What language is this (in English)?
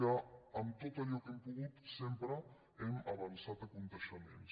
Catalan